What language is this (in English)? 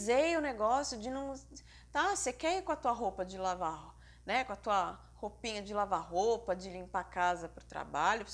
Portuguese